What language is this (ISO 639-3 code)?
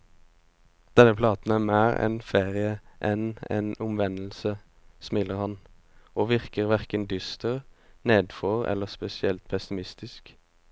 nor